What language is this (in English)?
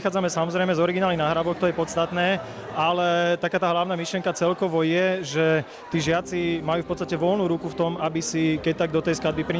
Slovak